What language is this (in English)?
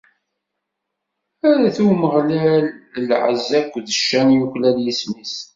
Kabyle